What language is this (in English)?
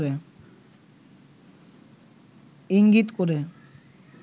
Bangla